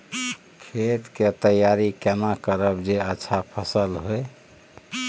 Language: Maithili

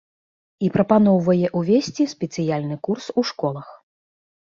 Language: Belarusian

